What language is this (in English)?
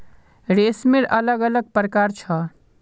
Magahi